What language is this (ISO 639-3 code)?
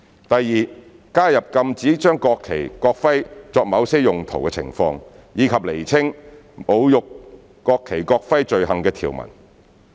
yue